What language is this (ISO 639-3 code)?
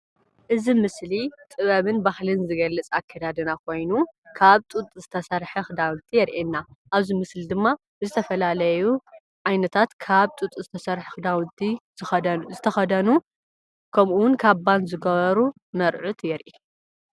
tir